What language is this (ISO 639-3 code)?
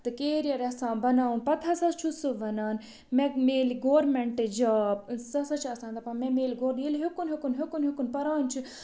kas